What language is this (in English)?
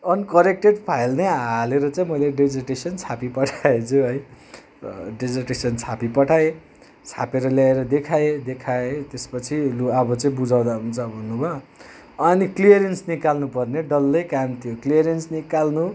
Nepali